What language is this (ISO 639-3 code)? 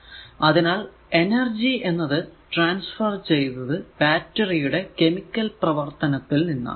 mal